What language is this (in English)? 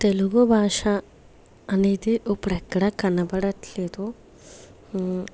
Telugu